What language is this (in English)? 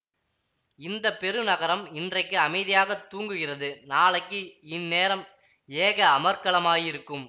Tamil